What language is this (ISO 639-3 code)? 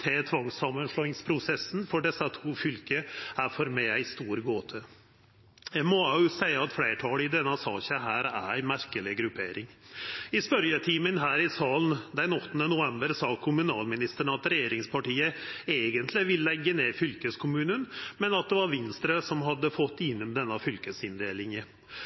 nno